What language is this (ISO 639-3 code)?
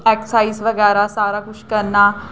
doi